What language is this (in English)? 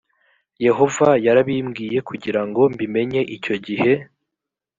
Kinyarwanda